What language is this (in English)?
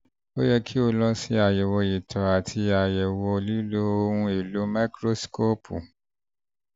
Yoruba